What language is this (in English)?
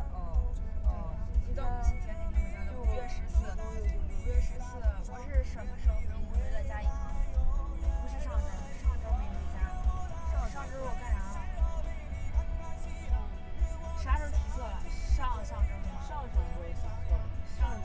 Chinese